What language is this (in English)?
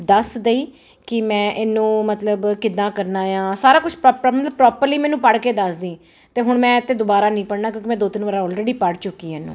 Punjabi